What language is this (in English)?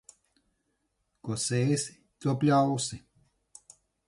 Latvian